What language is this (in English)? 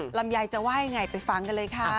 Thai